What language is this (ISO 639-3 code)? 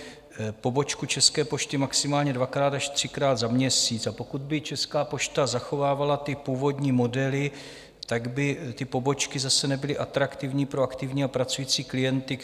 ces